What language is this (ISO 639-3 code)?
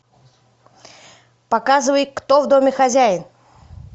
rus